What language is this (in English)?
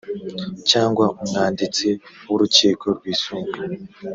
Kinyarwanda